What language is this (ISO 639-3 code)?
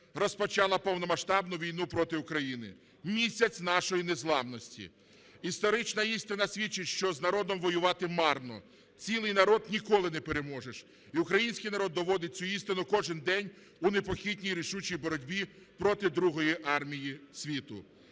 ukr